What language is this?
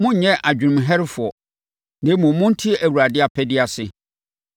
Akan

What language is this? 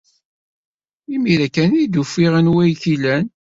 Kabyle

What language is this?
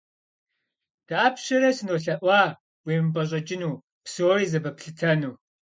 Kabardian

